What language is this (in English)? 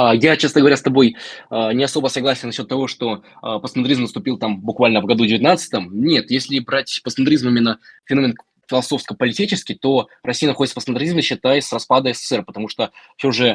Russian